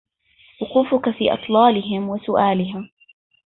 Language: Arabic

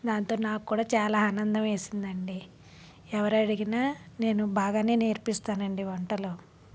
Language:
Telugu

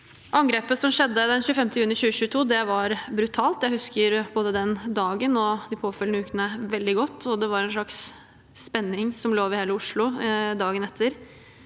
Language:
Norwegian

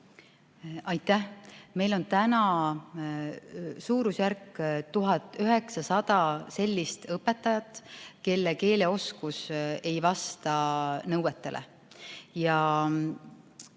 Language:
Estonian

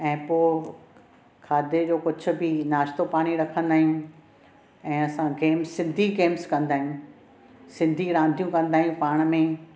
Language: Sindhi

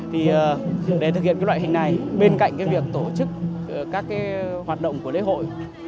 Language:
Vietnamese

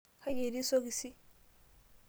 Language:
Masai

